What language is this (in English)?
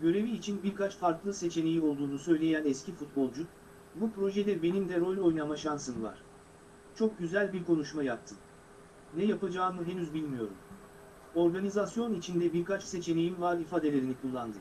Turkish